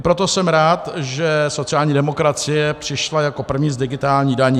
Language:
Czech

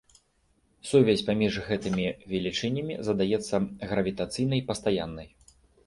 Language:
Belarusian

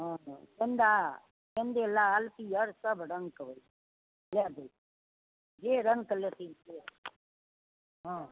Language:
Maithili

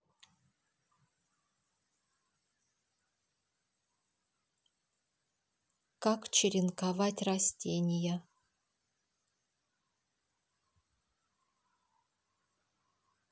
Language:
Russian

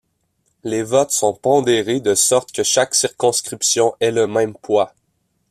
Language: French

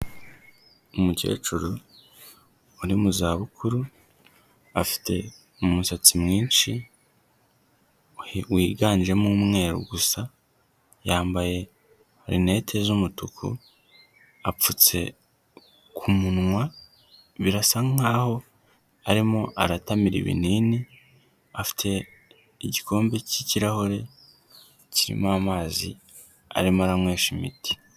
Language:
Kinyarwanda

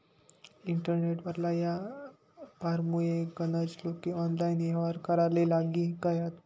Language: Marathi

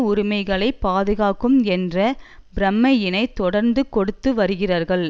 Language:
Tamil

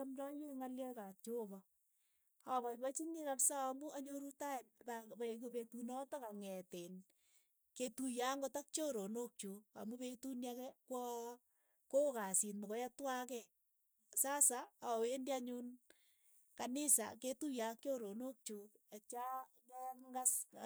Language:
Keiyo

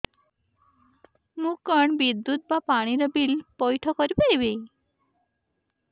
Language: Odia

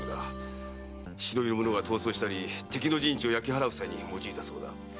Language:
Japanese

